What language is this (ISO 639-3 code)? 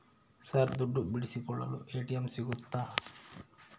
kan